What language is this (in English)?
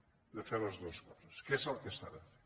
Catalan